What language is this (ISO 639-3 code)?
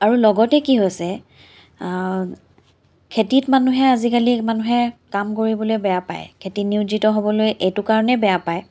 asm